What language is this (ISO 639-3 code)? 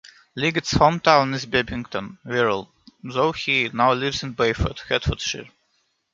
eng